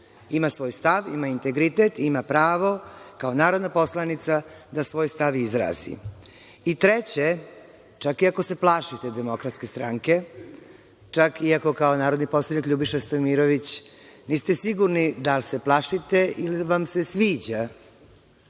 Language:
Serbian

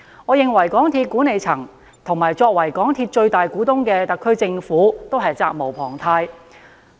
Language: Cantonese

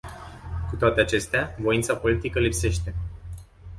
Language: Romanian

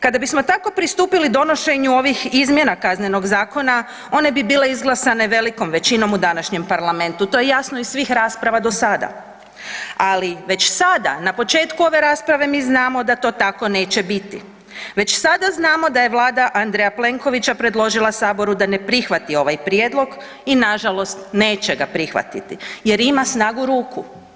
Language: Croatian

